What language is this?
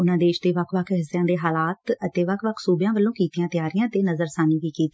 Punjabi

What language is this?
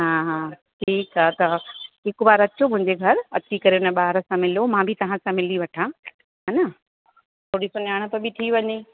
Sindhi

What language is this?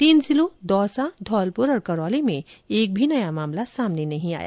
Hindi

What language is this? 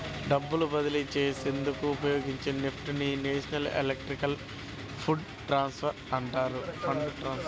Telugu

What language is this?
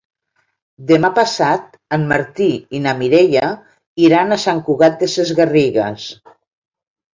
Catalan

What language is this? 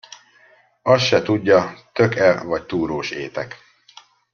Hungarian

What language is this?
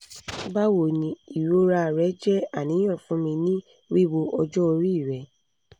Yoruba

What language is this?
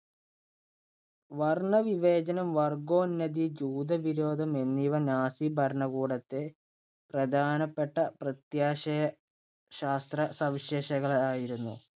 Malayalam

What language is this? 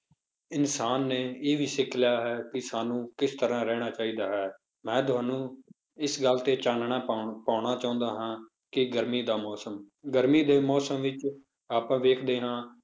Punjabi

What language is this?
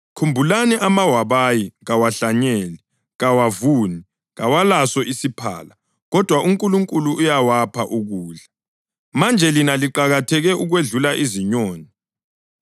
North Ndebele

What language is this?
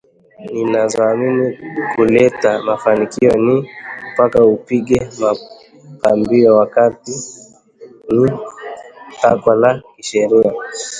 Swahili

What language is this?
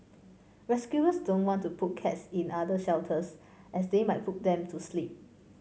English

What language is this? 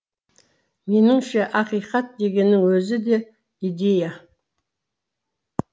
Kazakh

